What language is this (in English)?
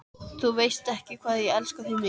Icelandic